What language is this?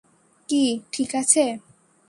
Bangla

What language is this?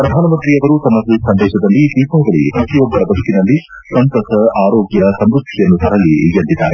Kannada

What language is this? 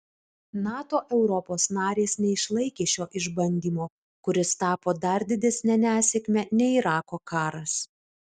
Lithuanian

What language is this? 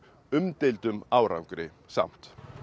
Icelandic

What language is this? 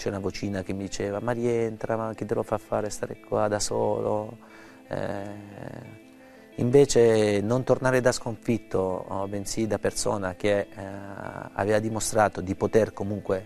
Italian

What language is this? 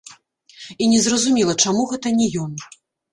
Belarusian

